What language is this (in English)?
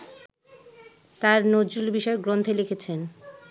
Bangla